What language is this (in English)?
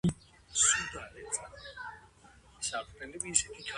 Georgian